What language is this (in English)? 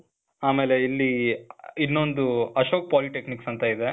Kannada